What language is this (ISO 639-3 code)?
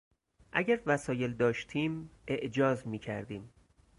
fas